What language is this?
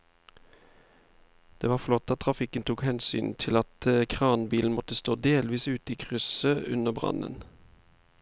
Norwegian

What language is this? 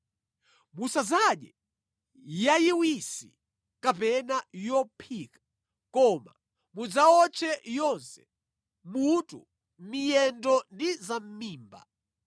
Nyanja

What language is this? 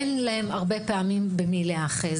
Hebrew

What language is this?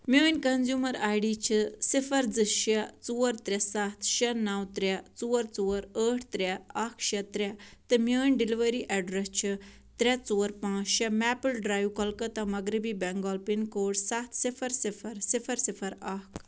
Kashmiri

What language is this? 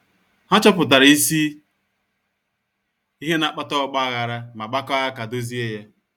Igbo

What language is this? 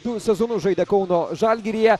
Lithuanian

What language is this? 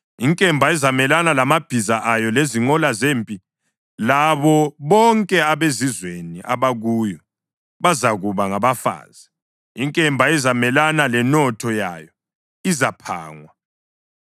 North Ndebele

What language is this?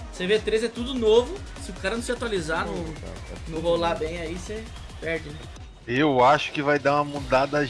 Portuguese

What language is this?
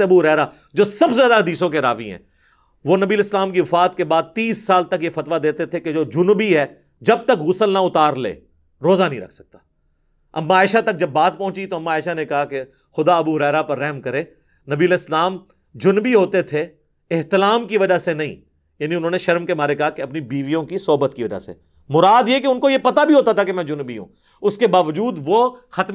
Urdu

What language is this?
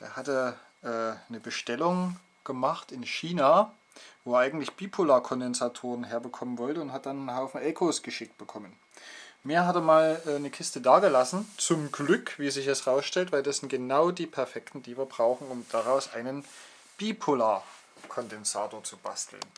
German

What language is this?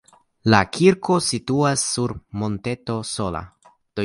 Esperanto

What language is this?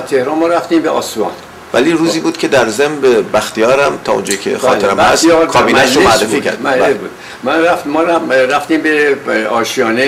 Persian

